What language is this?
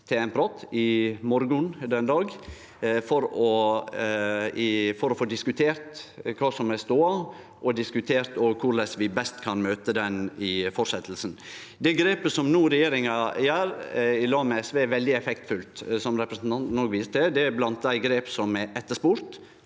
Norwegian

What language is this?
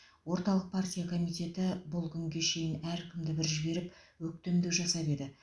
Kazakh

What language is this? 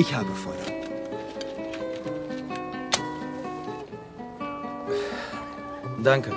Bulgarian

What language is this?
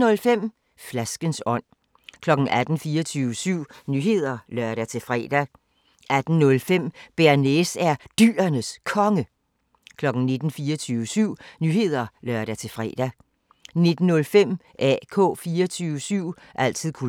Danish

